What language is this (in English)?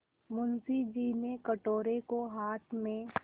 Hindi